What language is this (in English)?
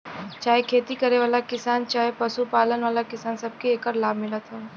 Bhojpuri